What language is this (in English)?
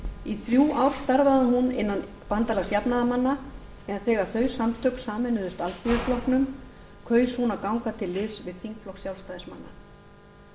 Icelandic